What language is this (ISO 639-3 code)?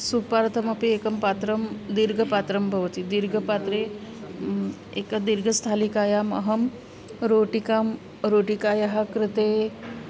san